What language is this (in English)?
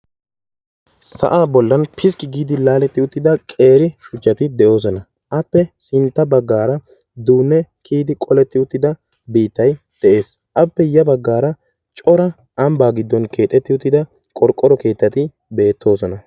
Wolaytta